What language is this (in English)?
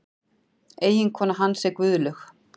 Icelandic